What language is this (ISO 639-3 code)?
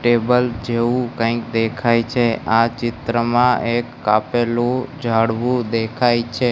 guj